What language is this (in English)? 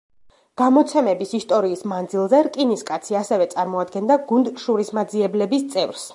Georgian